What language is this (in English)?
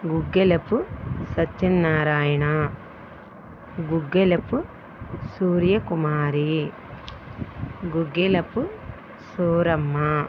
Telugu